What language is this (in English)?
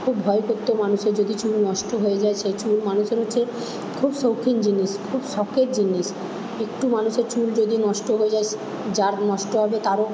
Bangla